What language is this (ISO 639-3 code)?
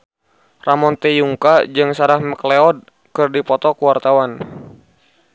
sun